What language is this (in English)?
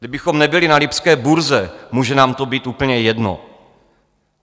Czech